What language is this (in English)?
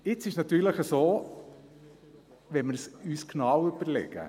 Swiss German